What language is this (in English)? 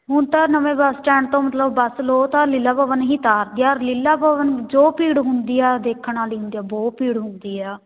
Punjabi